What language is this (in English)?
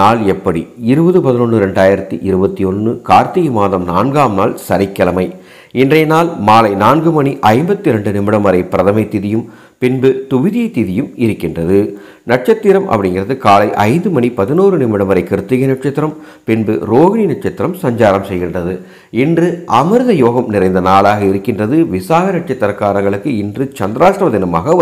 Hindi